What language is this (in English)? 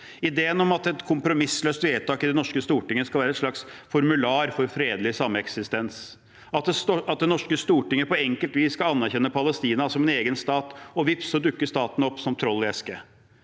Norwegian